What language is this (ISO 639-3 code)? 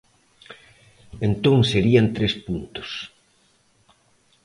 glg